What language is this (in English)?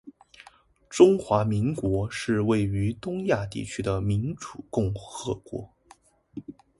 Chinese